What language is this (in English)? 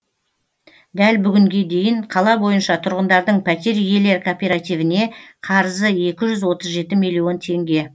Kazakh